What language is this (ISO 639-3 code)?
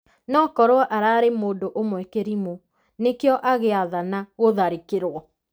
kik